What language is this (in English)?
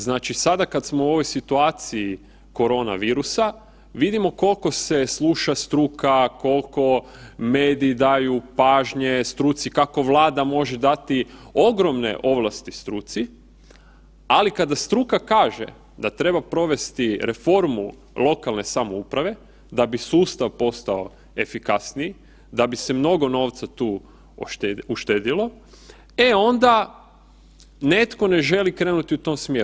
Croatian